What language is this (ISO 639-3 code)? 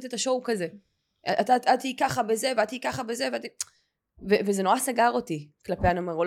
heb